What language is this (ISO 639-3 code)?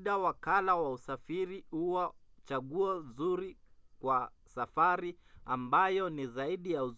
swa